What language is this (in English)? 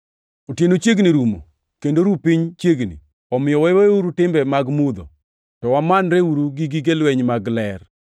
Luo (Kenya and Tanzania)